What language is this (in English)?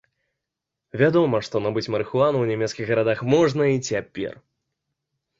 Belarusian